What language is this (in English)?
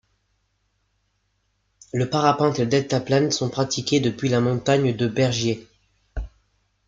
French